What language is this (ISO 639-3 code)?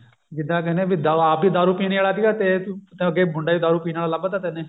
pan